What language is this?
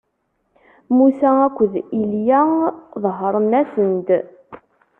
Kabyle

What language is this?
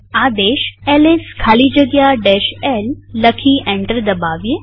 Gujarati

